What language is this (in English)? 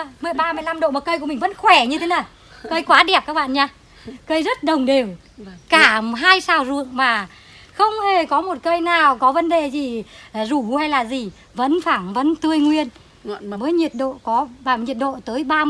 Vietnamese